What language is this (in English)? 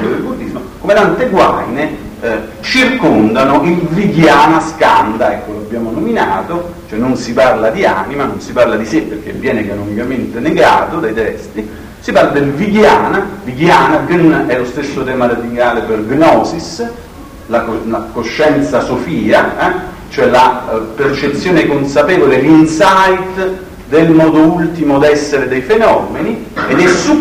Italian